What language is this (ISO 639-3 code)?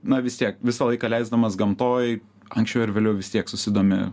lit